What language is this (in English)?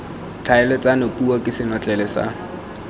Tswana